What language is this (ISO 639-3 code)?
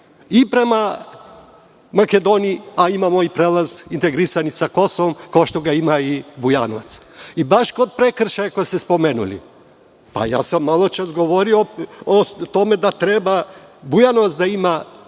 srp